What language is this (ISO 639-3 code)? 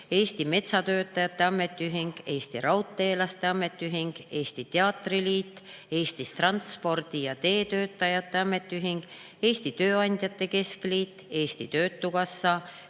est